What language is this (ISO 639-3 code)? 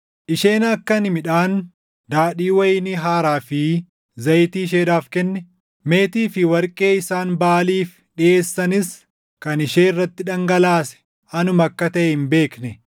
orm